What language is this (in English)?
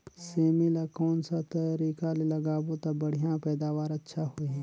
Chhattisgarhi